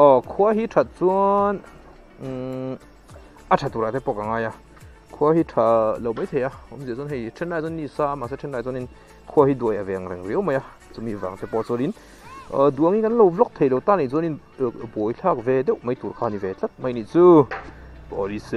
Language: Thai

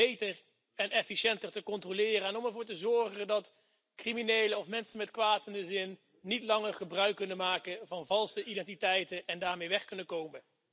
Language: Dutch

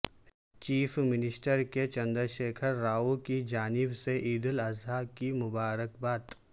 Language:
Urdu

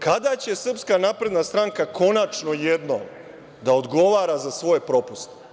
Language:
Serbian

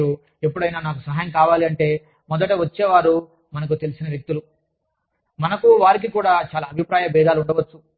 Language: Telugu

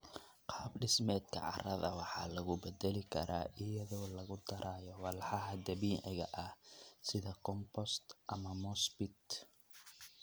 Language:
Somali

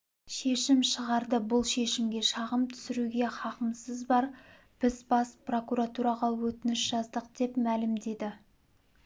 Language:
Kazakh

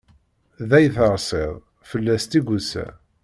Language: Kabyle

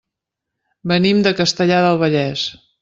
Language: Catalan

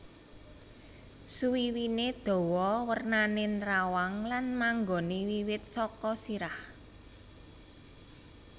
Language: Javanese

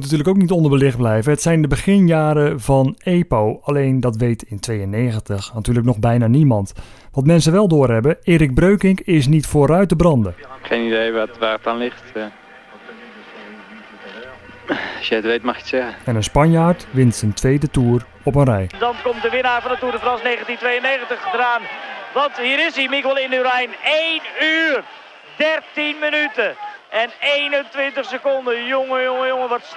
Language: Dutch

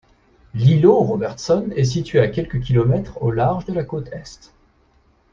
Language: French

